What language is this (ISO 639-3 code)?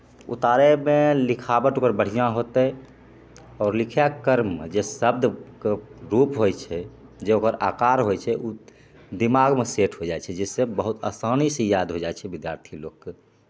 mai